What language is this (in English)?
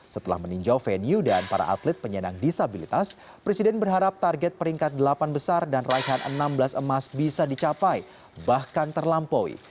Indonesian